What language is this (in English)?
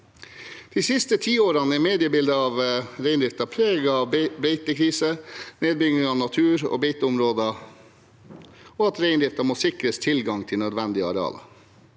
Norwegian